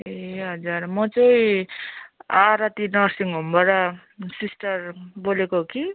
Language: Nepali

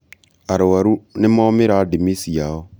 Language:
Kikuyu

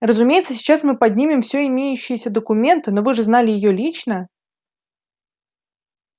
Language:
Russian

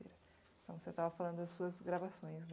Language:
Portuguese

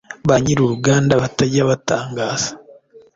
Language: Kinyarwanda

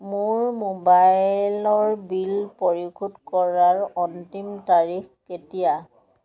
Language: Assamese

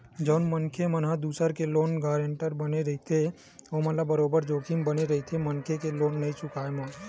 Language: Chhattisgarhi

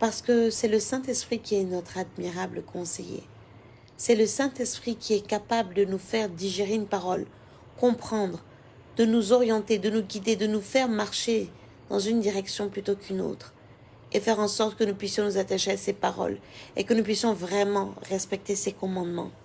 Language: French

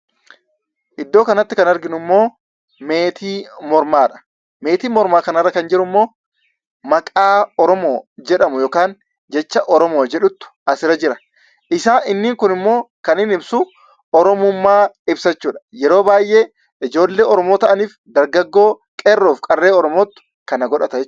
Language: Oromo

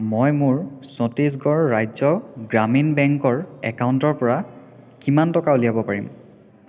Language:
Assamese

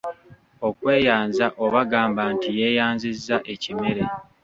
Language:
Ganda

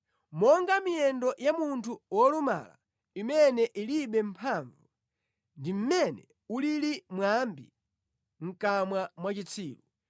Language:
Nyanja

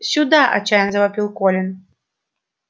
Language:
Russian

